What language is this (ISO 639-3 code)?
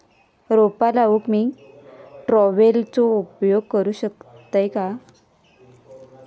mar